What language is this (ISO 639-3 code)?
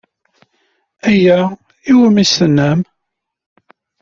kab